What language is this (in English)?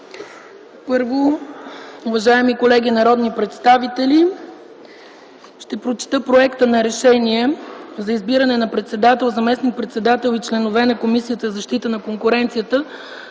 Bulgarian